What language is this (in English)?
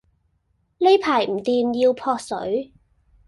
Cantonese